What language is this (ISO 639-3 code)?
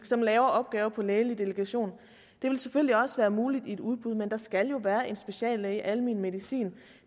dan